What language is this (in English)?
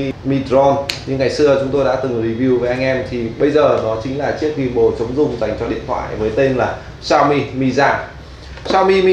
Vietnamese